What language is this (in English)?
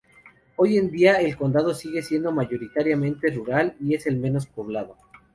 Spanish